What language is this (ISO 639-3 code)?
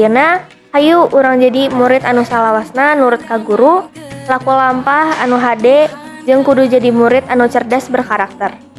ind